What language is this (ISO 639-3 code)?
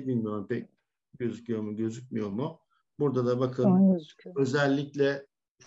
tur